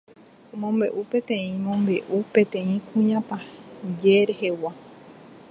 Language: Guarani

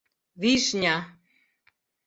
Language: Mari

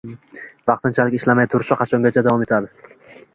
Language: Uzbek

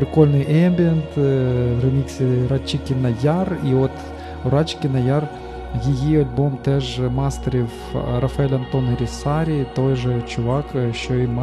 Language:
Ukrainian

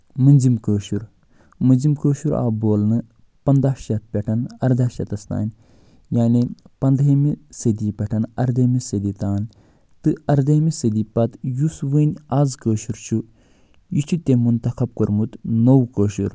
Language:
Kashmiri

